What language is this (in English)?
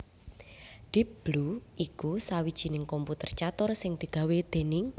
Javanese